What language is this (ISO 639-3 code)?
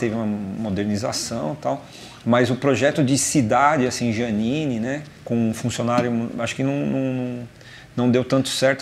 por